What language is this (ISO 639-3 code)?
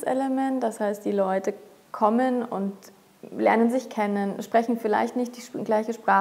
deu